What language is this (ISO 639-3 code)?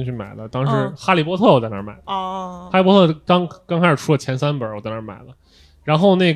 zho